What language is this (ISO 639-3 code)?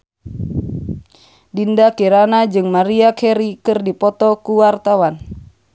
sun